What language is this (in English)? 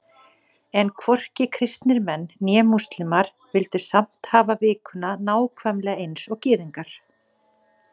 Icelandic